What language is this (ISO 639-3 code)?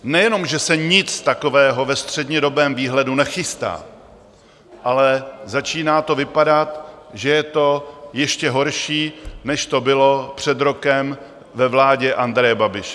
ces